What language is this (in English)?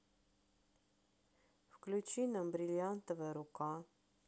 Russian